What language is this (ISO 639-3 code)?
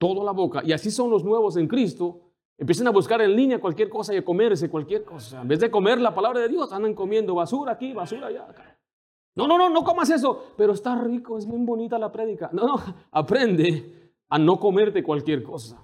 spa